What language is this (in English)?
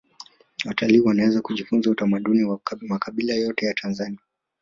Swahili